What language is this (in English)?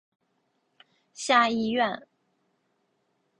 Chinese